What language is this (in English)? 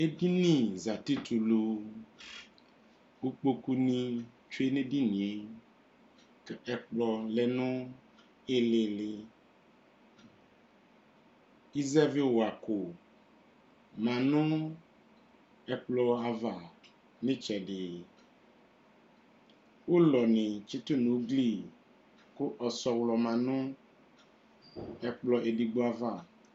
Ikposo